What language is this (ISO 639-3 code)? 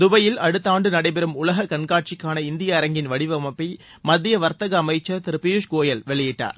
tam